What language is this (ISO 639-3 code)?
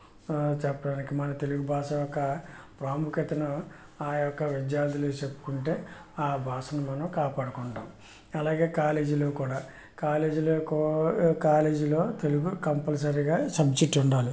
tel